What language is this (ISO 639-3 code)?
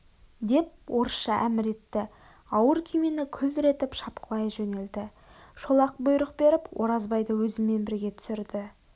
kaz